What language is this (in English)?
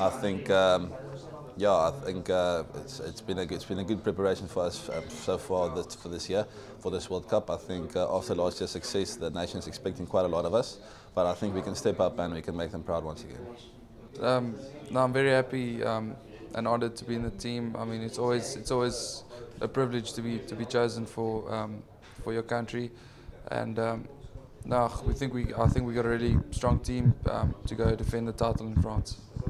English